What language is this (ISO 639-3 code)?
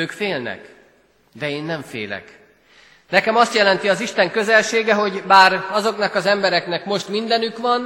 hun